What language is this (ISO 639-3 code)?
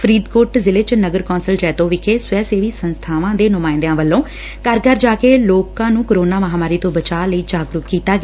pan